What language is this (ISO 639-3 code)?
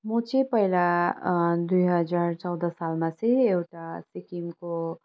nep